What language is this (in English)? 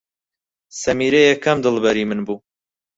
Central Kurdish